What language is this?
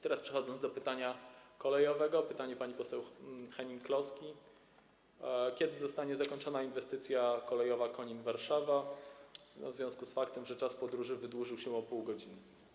Polish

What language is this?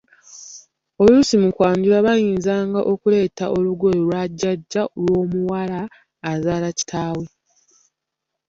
Ganda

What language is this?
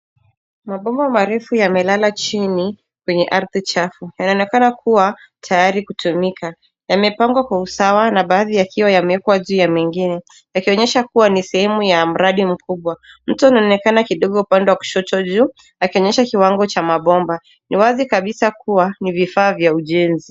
Swahili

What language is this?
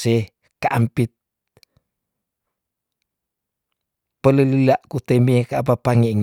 Tondano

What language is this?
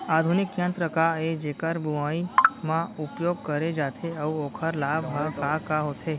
Chhattisgarhi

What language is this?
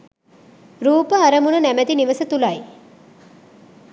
Sinhala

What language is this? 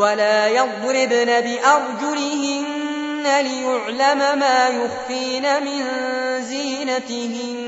Arabic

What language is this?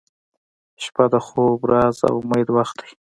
Pashto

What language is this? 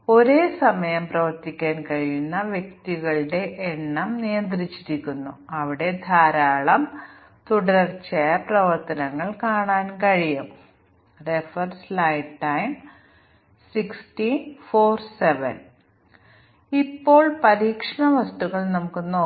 Malayalam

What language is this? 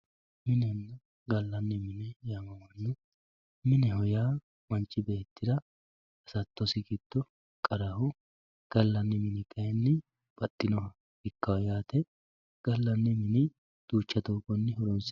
Sidamo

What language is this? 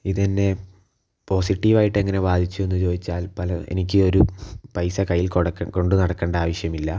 Malayalam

